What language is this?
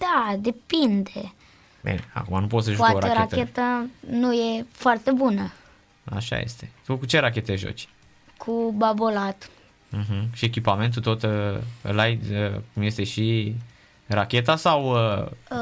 Romanian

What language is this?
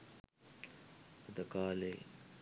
Sinhala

